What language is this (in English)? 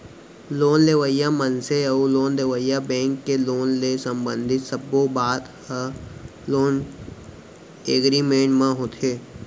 Chhattisgarhi